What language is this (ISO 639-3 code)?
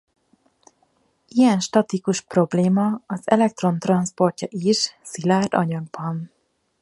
hun